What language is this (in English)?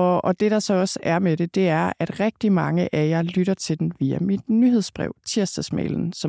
Danish